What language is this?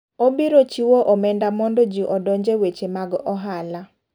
Luo (Kenya and Tanzania)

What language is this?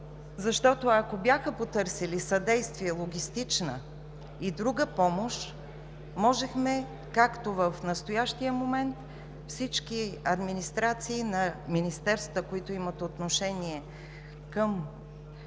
Bulgarian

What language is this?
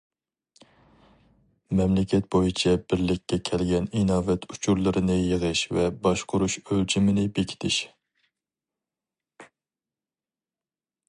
Uyghur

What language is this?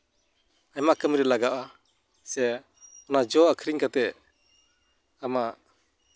Santali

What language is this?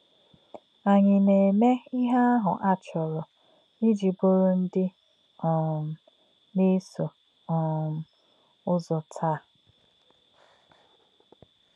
Igbo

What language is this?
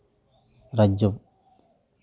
Santali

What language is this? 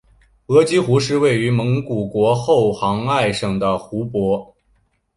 Chinese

